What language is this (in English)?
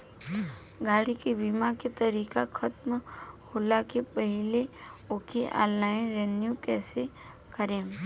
Bhojpuri